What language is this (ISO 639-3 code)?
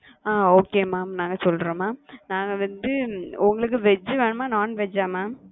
tam